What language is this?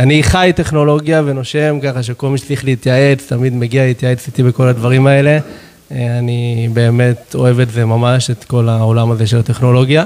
Hebrew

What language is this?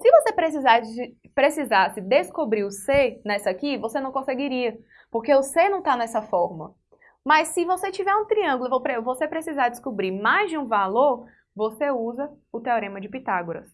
Portuguese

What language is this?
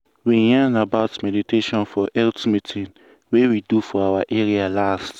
Nigerian Pidgin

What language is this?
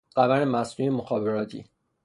Persian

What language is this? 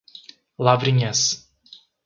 Portuguese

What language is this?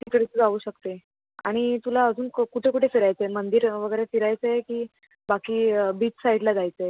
Marathi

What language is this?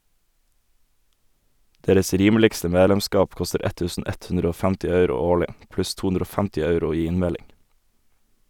Norwegian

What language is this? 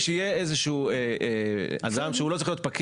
Hebrew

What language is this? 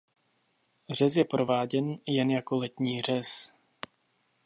Czech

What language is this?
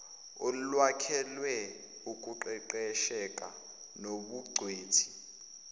Zulu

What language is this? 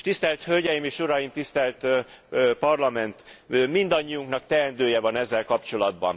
Hungarian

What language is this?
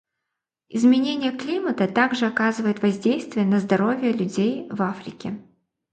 Russian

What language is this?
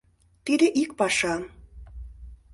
Mari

